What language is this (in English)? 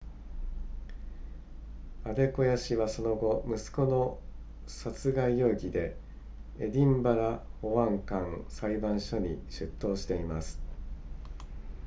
Japanese